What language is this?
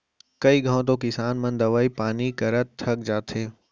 Chhattisgarhi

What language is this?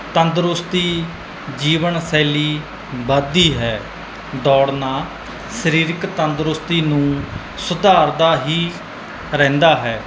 Punjabi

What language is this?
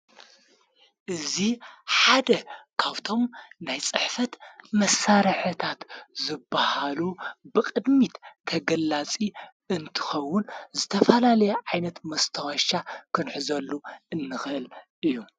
Tigrinya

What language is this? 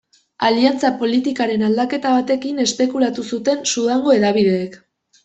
Basque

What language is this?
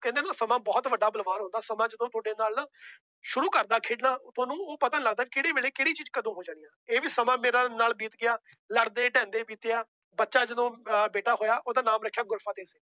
Punjabi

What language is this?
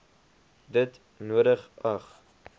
Afrikaans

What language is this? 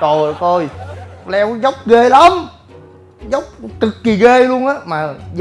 Vietnamese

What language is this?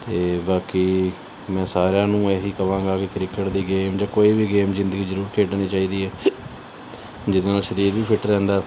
Punjabi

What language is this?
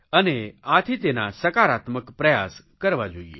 Gujarati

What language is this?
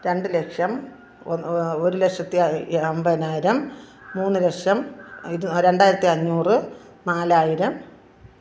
Malayalam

